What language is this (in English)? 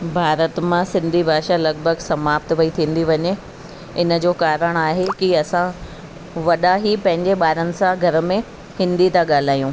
Sindhi